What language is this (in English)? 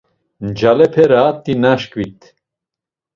Laz